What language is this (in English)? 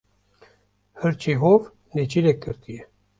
Kurdish